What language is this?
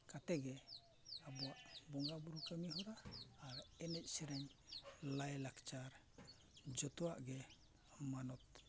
Santali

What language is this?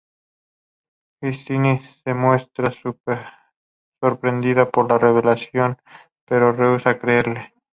Spanish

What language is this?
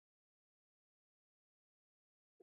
Swahili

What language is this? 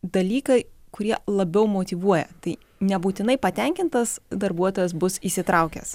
Lithuanian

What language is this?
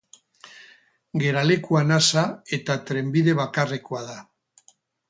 Basque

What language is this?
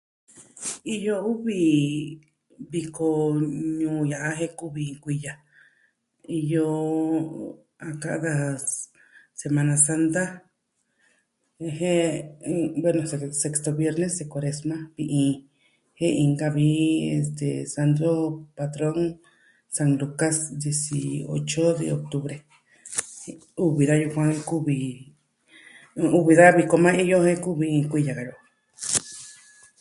Southwestern Tlaxiaco Mixtec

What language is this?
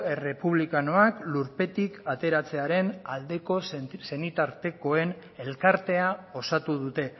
Basque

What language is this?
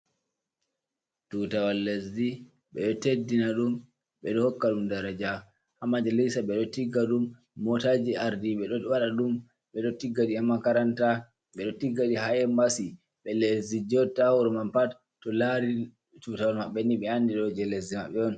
Fula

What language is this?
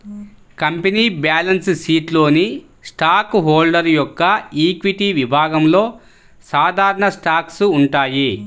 Telugu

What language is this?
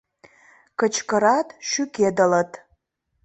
Mari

